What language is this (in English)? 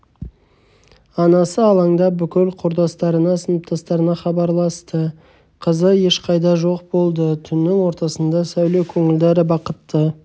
Kazakh